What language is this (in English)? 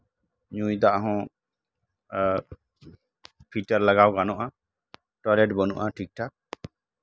Santali